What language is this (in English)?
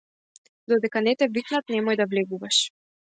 Macedonian